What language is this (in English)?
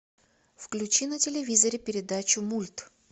Russian